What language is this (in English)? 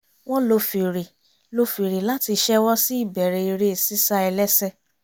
Yoruba